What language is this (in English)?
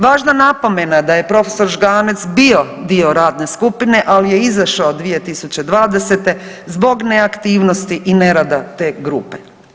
Croatian